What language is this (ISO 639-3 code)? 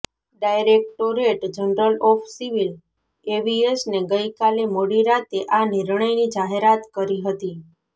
guj